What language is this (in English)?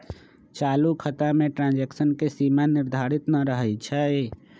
Magahi